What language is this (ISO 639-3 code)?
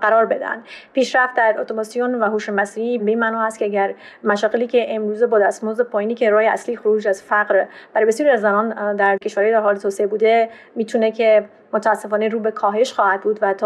fas